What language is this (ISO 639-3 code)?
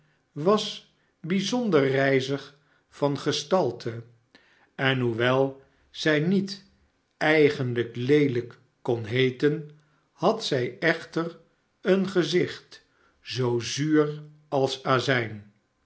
nld